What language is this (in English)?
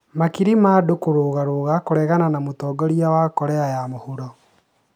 Kikuyu